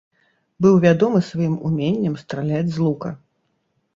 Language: Belarusian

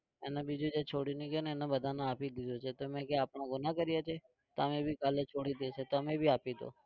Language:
Gujarati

